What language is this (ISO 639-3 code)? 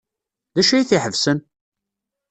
kab